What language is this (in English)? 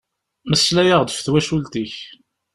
Kabyle